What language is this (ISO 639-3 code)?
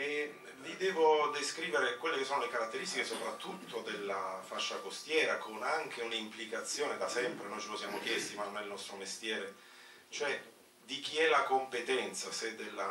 ita